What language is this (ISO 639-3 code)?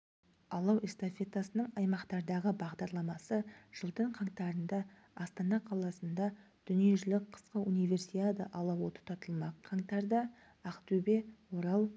kaz